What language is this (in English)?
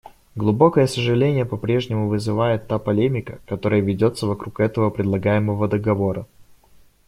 Russian